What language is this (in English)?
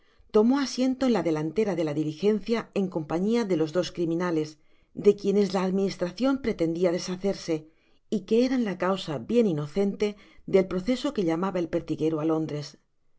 Spanish